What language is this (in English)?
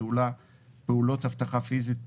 Hebrew